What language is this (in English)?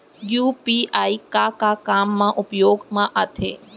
Chhattisgarhi